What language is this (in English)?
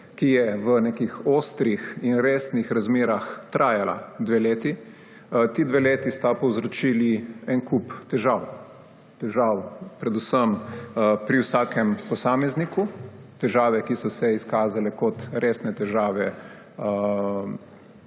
Slovenian